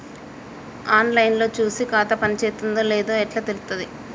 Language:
Telugu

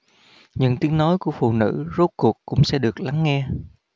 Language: Vietnamese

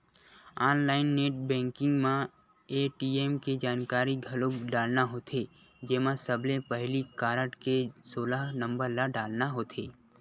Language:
Chhattisgarhi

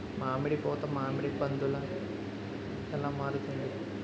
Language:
Telugu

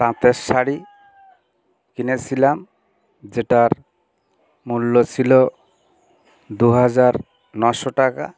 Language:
Bangla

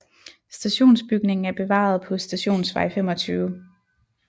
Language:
Danish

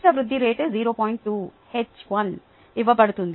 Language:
Telugu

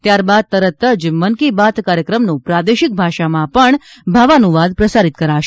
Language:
Gujarati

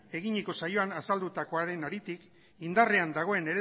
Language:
Basque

